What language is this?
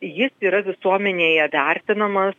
Lithuanian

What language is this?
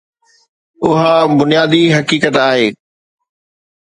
Sindhi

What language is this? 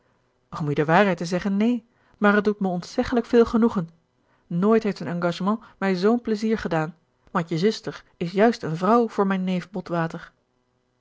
Dutch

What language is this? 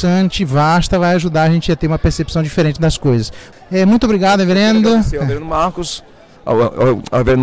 Portuguese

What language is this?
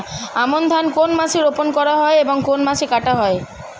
Bangla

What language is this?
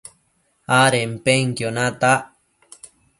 Matsés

